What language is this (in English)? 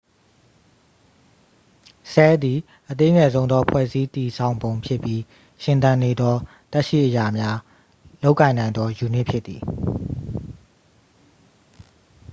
Burmese